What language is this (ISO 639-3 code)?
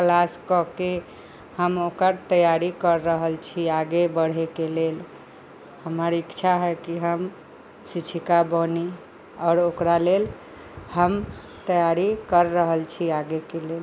mai